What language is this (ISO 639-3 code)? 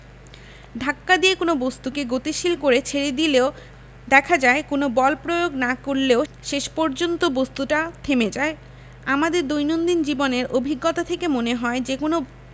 ben